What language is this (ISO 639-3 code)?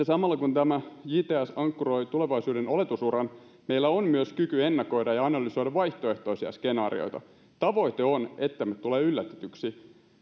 fin